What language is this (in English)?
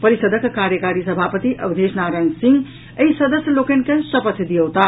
Maithili